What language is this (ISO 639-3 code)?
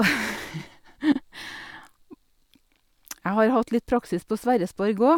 nor